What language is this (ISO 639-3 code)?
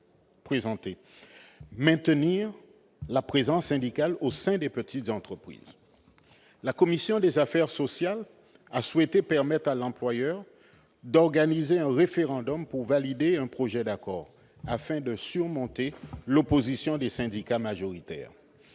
fra